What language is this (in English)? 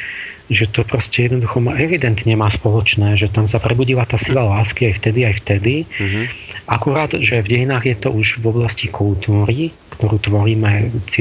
Slovak